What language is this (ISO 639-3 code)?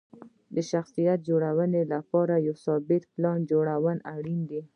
pus